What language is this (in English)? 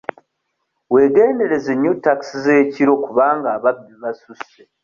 Ganda